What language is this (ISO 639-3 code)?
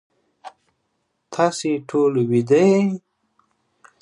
pus